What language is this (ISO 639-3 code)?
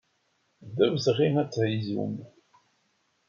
kab